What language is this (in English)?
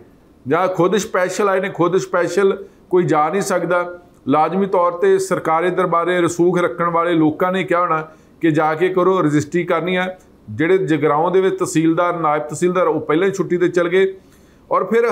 Hindi